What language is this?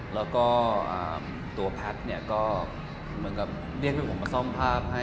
Thai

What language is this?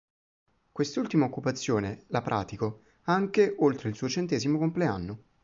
Italian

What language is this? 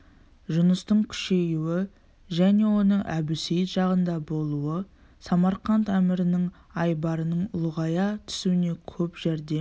Kazakh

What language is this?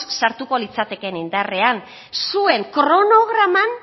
Basque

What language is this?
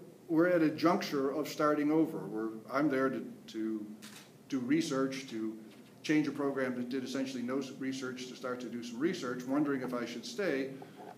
English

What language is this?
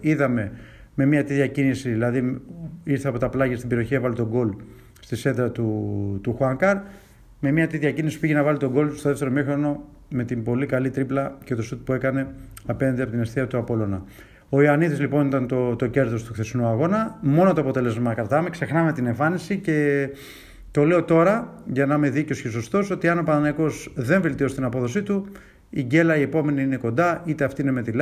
Greek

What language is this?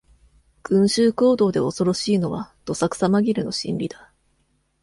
Japanese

